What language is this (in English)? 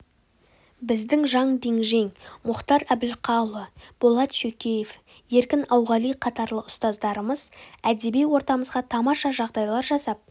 Kazakh